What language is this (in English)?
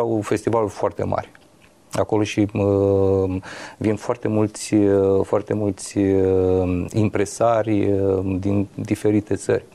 Romanian